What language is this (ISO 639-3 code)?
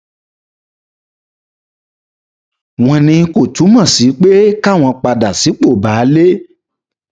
yor